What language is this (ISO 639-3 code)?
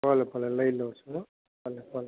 guj